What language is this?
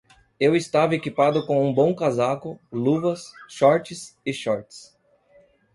Portuguese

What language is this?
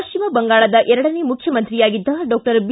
Kannada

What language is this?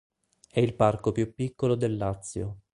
Italian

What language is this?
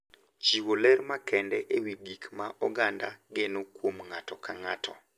Luo (Kenya and Tanzania)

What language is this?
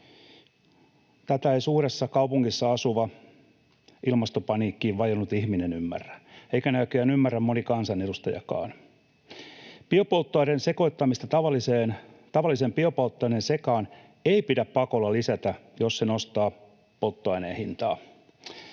Finnish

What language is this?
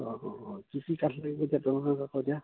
Assamese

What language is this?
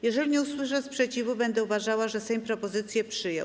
Polish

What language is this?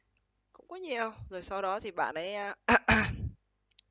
Vietnamese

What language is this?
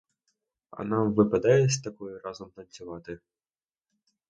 Ukrainian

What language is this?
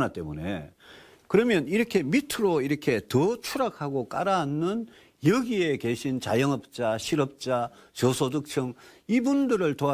Korean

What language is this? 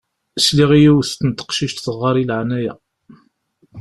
Kabyle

